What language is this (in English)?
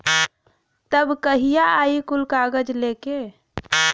Bhojpuri